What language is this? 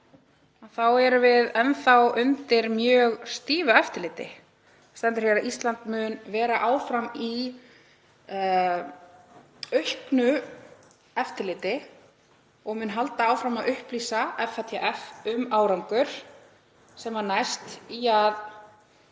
Icelandic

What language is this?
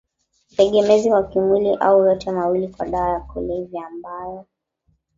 Swahili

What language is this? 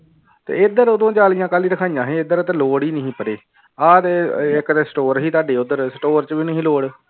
Punjabi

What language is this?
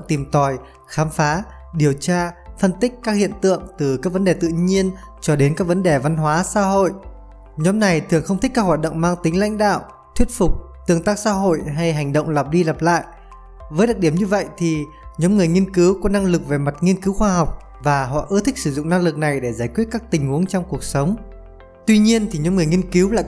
Vietnamese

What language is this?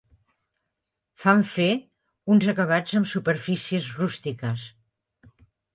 Catalan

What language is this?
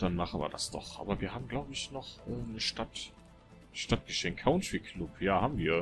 German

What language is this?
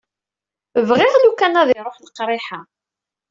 Kabyle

